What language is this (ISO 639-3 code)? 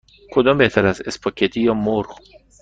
fas